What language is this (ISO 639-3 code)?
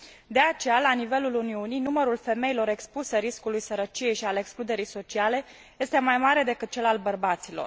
ron